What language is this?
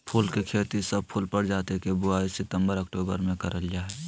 Magahi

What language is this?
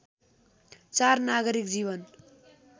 Nepali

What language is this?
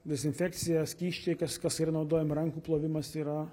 Lithuanian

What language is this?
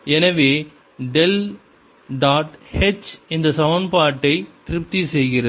Tamil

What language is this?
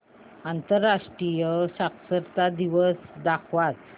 Marathi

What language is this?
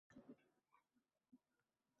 Uzbek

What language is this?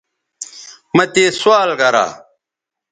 Bateri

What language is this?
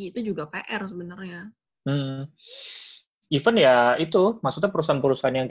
Indonesian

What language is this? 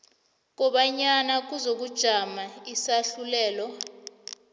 South Ndebele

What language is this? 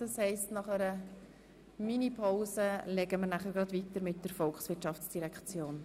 Swiss German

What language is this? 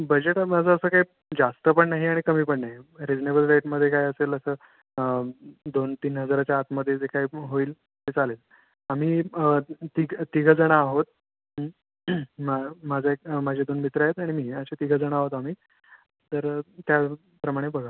Marathi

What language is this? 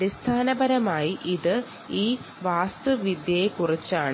Malayalam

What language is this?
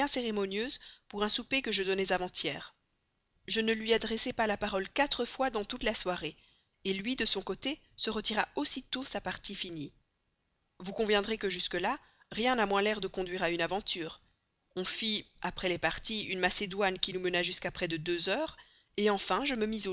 French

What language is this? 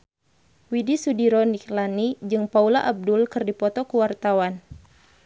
Sundanese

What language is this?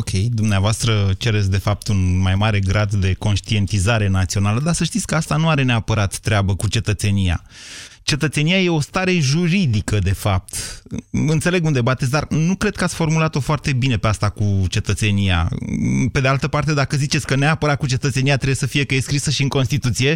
Romanian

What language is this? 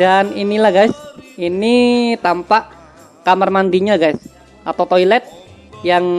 Indonesian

